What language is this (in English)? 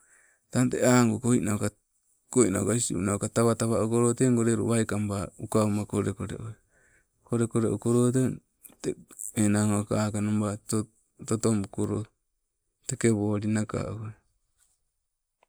Sibe